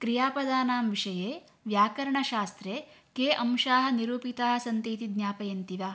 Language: Sanskrit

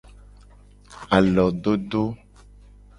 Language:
Gen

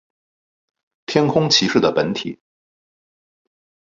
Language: Chinese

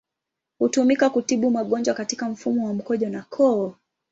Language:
Swahili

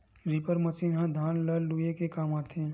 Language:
Chhattisgarhi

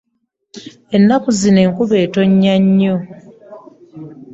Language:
Ganda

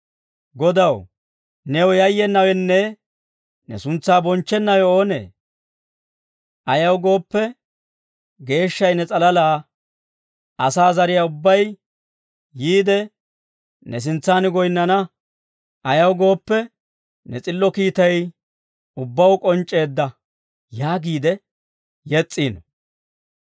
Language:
Dawro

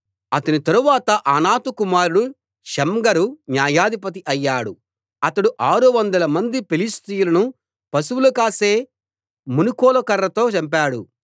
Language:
Telugu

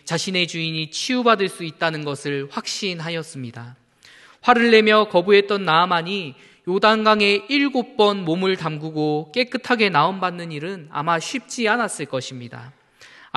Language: Korean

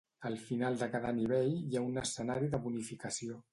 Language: Catalan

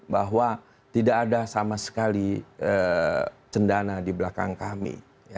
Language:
Indonesian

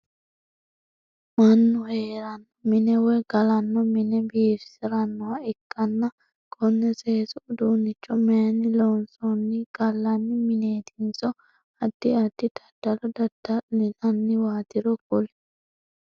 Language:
Sidamo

